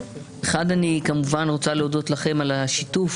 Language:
Hebrew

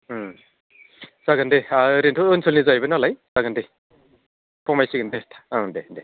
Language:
Bodo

